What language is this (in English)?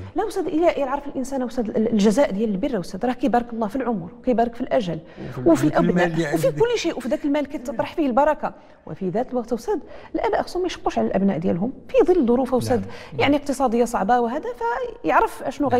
Arabic